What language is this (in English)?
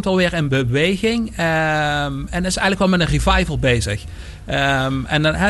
Dutch